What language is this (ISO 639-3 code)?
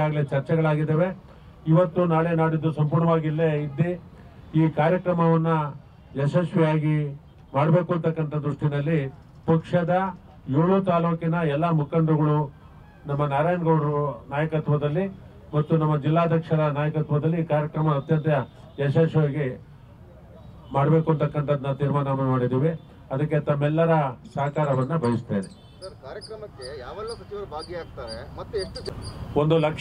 ron